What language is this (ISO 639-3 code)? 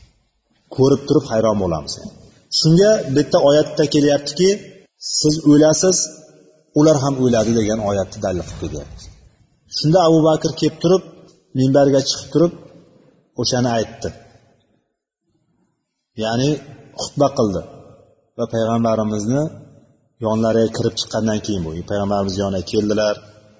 bul